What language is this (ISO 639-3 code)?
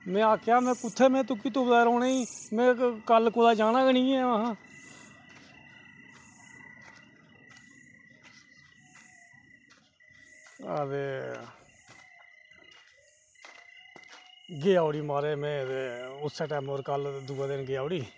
doi